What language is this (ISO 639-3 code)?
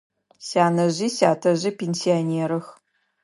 ady